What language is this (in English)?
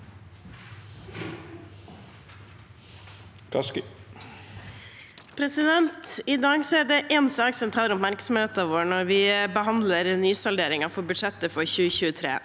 Norwegian